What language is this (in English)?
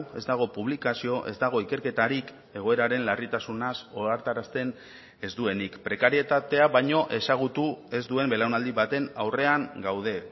Basque